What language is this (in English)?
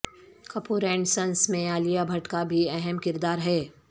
Urdu